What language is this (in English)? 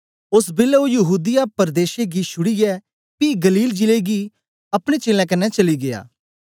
Dogri